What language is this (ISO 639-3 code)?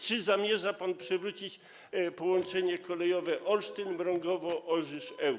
pol